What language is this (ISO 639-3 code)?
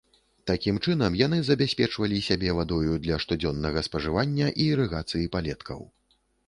bel